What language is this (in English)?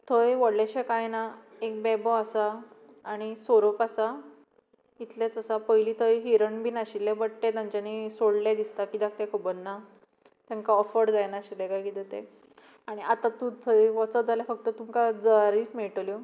Konkani